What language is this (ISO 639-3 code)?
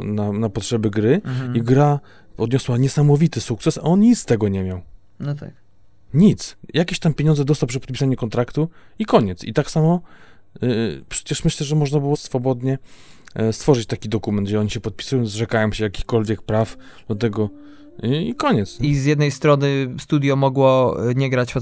pol